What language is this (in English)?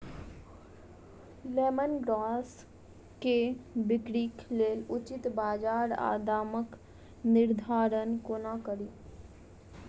Maithili